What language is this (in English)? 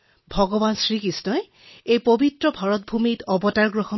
Assamese